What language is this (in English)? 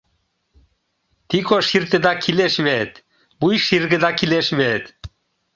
Mari